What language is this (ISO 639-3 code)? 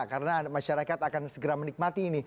ind